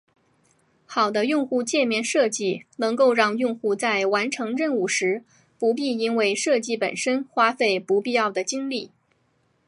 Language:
Chinese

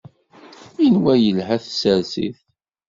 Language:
Kabyle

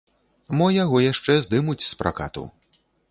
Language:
Belarusian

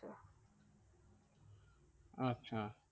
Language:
Bangla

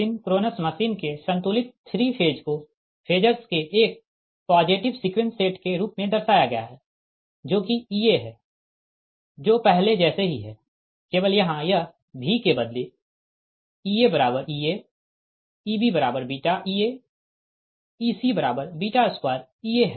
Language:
Hindi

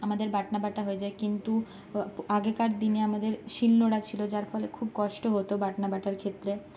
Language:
Bangla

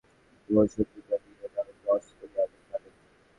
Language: Bangla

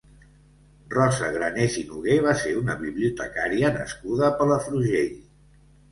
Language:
Catalan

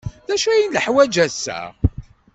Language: Kabyle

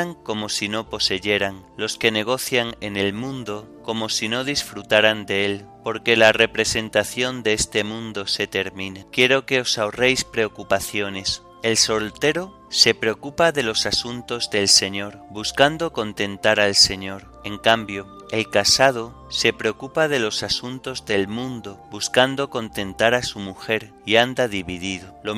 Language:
Spanish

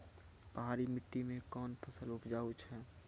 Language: Maithili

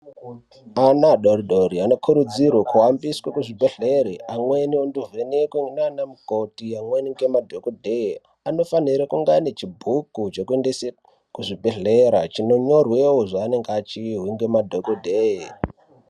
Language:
Ndau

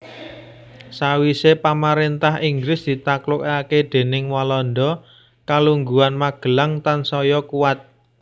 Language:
Javanese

